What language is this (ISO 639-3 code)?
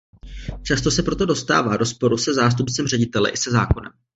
ces